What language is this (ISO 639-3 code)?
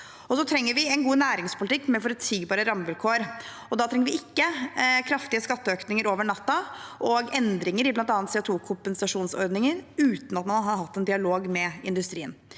nor